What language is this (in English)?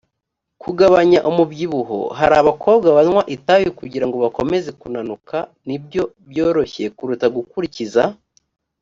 Kinyarwanda